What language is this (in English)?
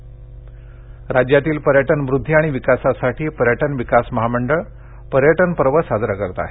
Marathi